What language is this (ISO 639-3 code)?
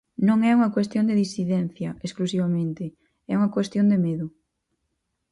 glg